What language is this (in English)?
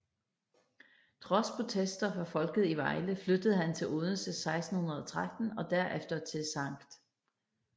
Danish